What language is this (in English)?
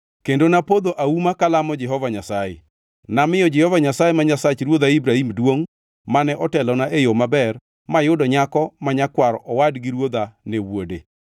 Luo (Kenya and Tanzania)